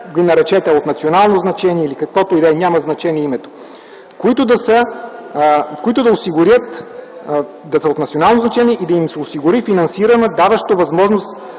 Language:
Bulgarian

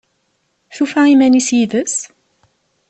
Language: Kabyle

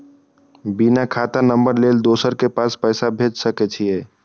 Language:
Maithili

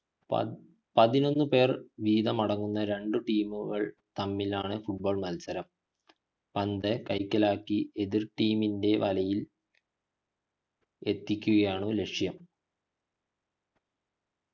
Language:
Malayalam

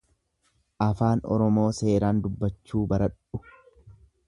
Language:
Oromo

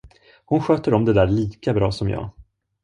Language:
Swedish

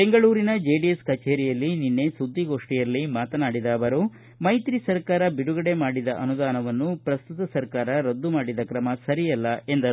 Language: Kannada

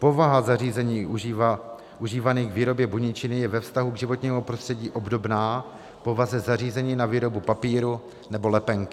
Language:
Czech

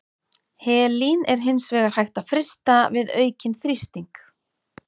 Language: Icelandic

